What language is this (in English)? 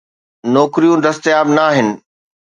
Sindhi